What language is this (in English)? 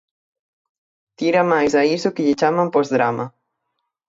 Galician